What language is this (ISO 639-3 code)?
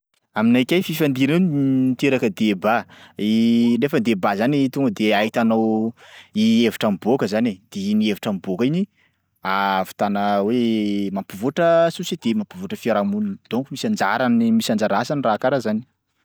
skg